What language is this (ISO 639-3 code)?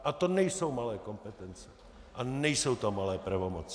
ces